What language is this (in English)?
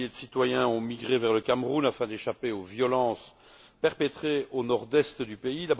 French